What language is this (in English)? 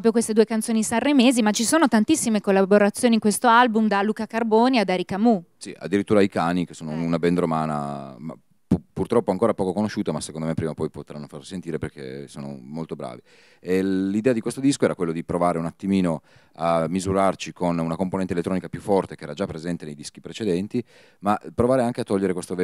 Italian